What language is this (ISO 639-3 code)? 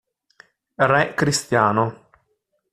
ita